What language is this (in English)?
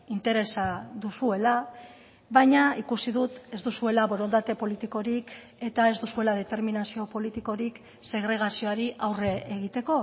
Basque